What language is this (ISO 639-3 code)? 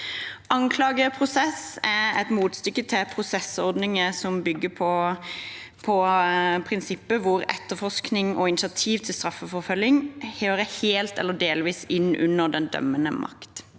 nor